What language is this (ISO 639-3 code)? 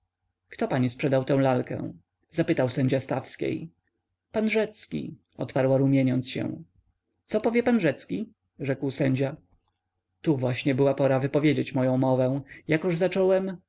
pol